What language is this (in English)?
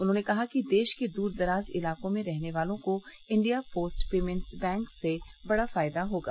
Hindi